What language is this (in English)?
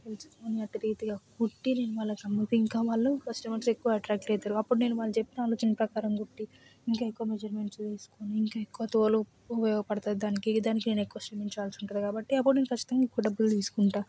Telugu